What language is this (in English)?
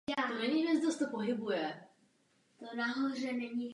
Czech